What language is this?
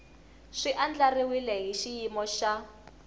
Tsonga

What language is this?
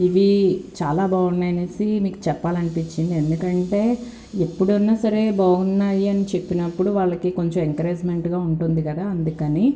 Telugu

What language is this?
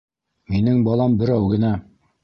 Bashkir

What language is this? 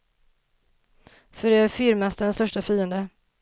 Swedish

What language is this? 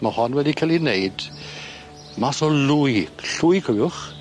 Welsh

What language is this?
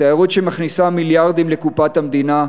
Hebrew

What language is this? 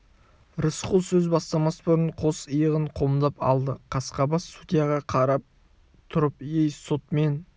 Kazakh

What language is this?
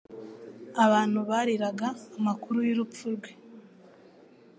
Kinyarwanda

